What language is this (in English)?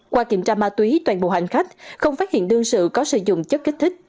Vietnamese